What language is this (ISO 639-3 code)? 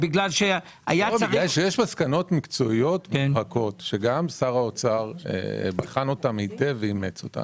heb